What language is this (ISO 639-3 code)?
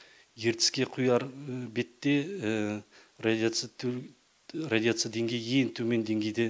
kaz